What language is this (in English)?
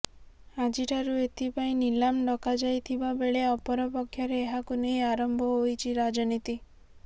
Odia